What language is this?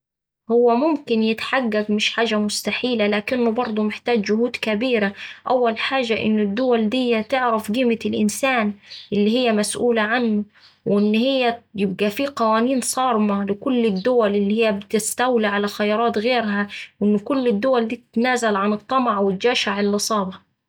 Saidi Arabic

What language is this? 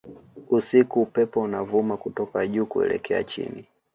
Swahili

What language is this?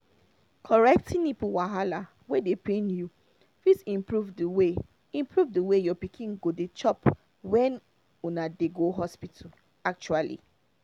Nigerian Pidgin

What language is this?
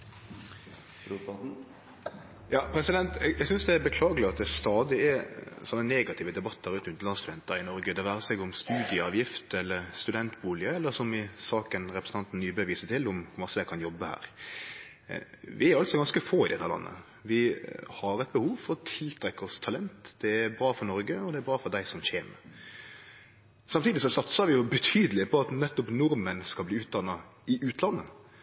Norwegian Nynorsk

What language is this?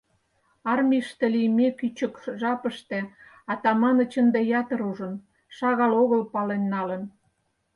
Mari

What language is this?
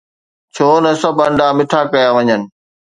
Sindhi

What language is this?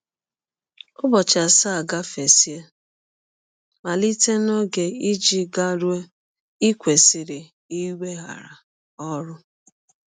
Igbo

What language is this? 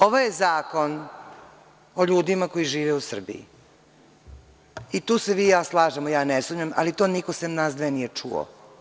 Serbian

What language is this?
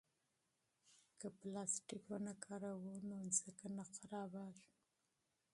Pashto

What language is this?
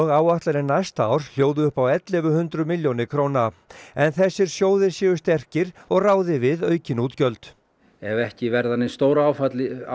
Icelandic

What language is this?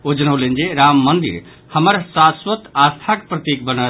Maithili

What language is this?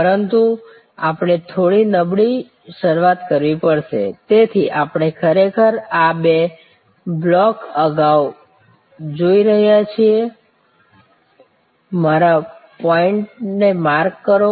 Gujarati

